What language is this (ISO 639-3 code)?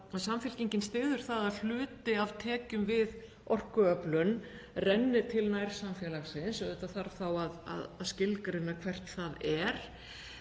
isl